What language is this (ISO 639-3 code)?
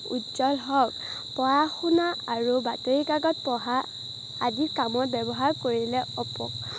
asm